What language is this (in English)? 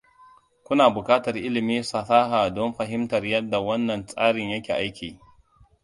Hausa